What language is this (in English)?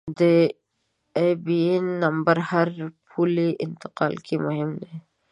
Pashto